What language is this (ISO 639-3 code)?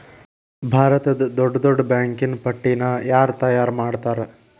kan